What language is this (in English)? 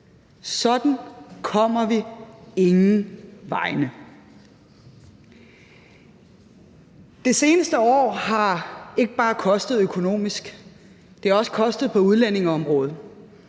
Danish